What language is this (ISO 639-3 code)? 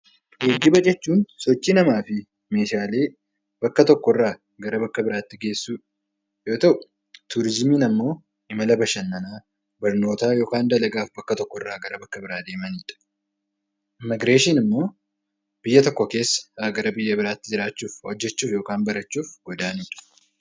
orm